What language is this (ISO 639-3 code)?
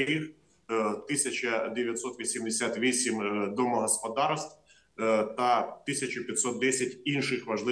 ukr